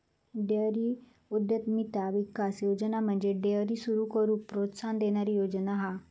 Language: Marathi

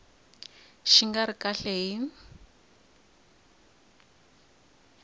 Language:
Tsonga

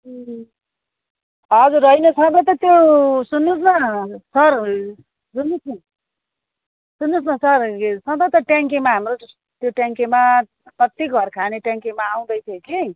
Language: Nepali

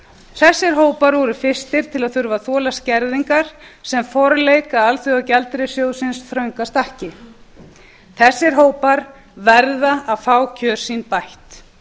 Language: Icelandic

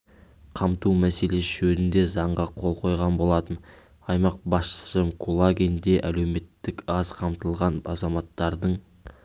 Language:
Kazakh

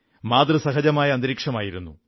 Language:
Malayalam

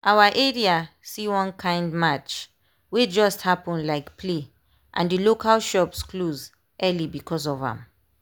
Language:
Nigerian Pidgin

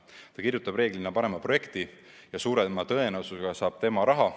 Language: Estonian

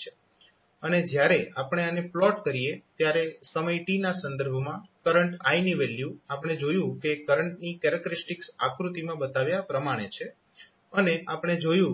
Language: Gujarati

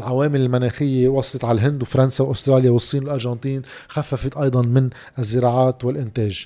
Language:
Arabic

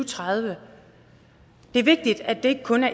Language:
Danish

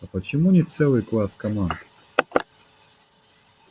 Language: Russian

